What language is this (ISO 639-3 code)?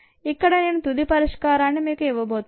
tel